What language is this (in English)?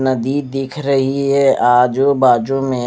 Hindi